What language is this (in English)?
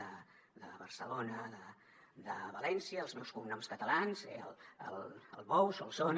Catalan